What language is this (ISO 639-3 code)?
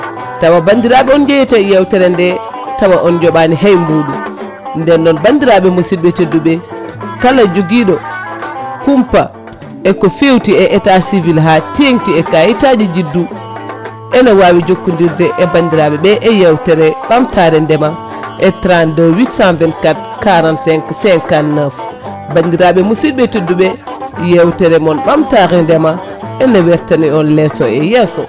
ful